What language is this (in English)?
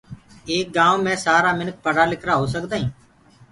Gurgula